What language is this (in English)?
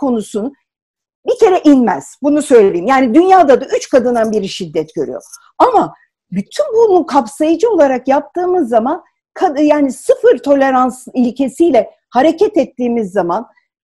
Turkish